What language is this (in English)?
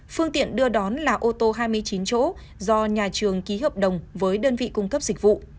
Vietnamese